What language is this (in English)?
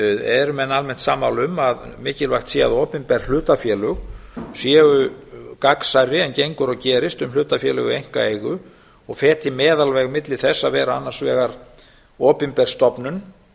Icelandic